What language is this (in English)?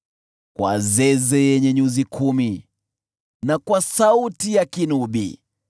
Swahili